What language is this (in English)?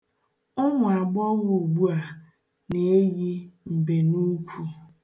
Igbo